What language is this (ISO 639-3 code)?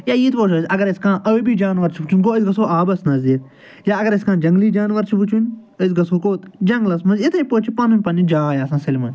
kas